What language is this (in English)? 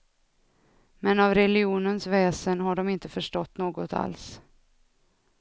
Swedish